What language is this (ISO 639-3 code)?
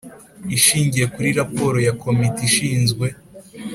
kin